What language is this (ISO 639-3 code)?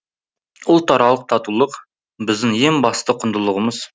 kaz